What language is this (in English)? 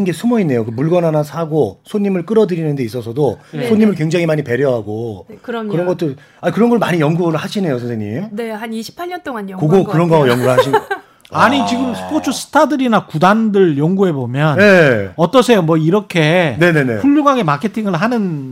Korean